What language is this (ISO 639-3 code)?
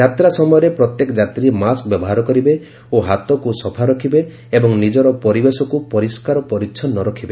ori